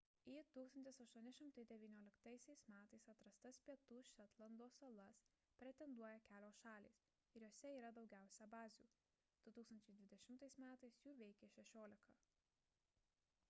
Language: Lithuanian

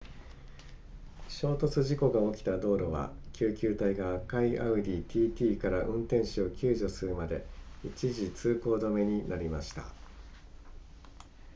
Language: Japanese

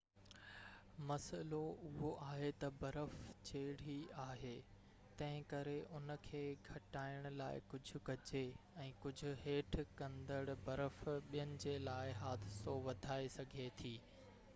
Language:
Sindhi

